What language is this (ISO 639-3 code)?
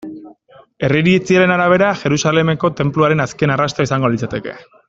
eus